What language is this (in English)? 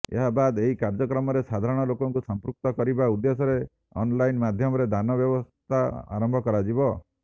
Odia